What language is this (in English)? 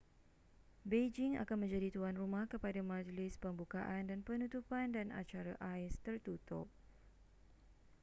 Malay